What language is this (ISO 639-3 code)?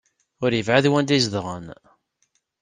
kab